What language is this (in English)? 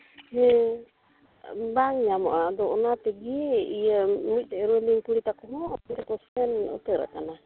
Santali